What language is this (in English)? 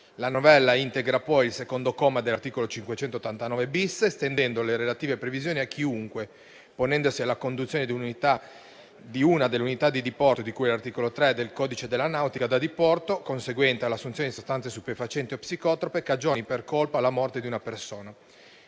Italian